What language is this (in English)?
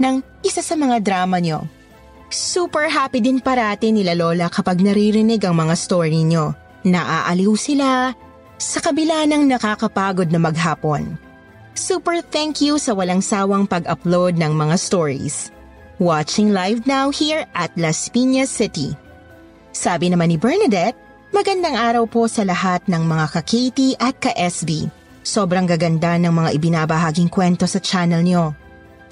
Filipino